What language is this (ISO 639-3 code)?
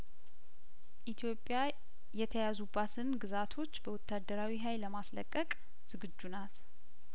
amh